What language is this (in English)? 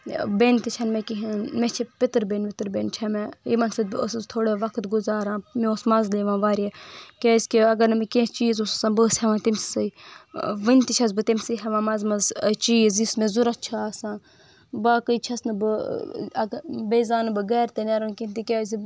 Kashmiri